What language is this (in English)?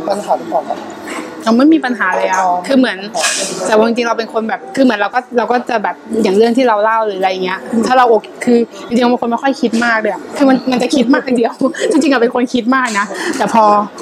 Thai